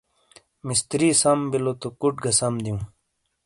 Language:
Shina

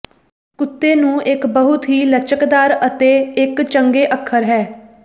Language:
Punjabi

